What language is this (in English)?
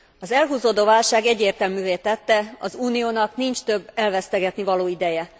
Hungarian